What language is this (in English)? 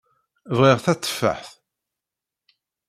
Kabyle